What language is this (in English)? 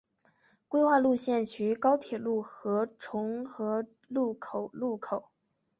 Chinese